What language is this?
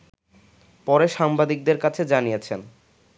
Bangla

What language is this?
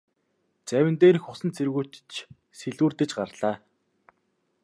Mongolian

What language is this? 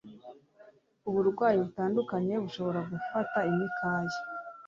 Kinyarwanda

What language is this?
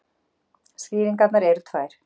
Icelandic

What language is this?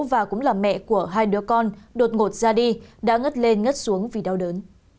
Vietnamese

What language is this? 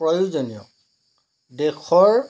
Assamese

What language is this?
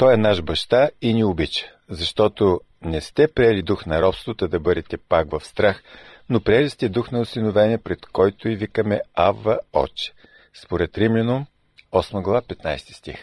Bulgarian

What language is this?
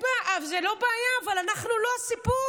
Hebrew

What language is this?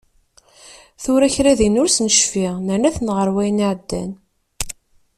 Kabyle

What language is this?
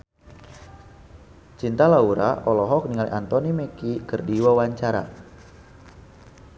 Sundanese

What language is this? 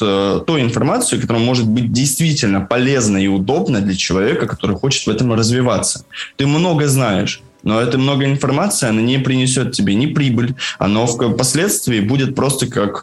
Russian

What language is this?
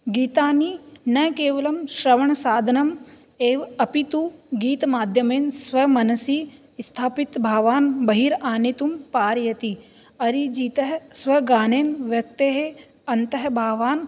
Sanskrit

